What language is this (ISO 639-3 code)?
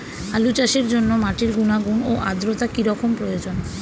ben